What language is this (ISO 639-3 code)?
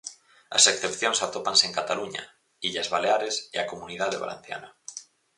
glg